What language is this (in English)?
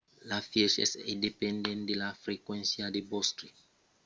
Occitan